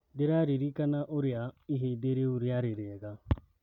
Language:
Kikuyu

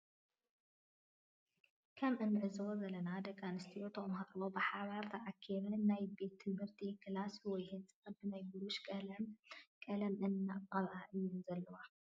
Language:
Tigrinya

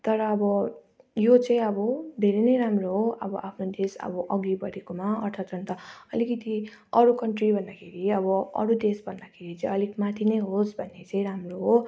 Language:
Nepali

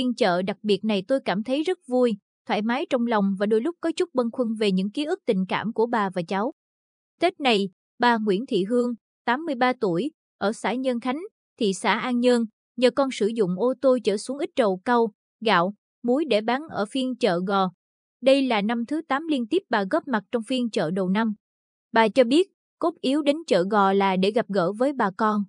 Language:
Vietnamese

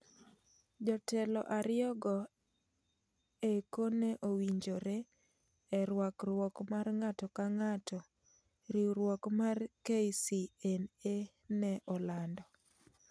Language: Luo (Kenya and Tanzania)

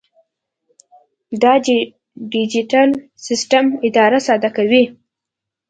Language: Pashto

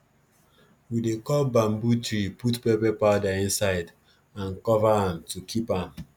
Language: Nigerian Pidgin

